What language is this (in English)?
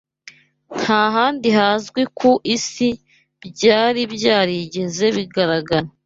Kinyarwanda